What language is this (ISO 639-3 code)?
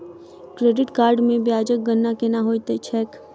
mai